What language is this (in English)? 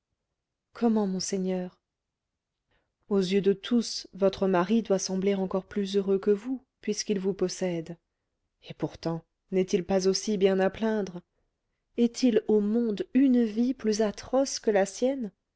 French